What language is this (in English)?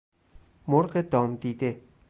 Persian